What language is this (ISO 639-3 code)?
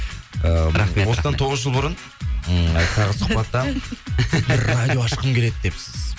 kaz